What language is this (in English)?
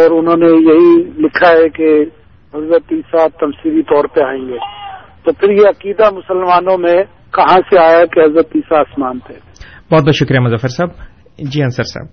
Urdu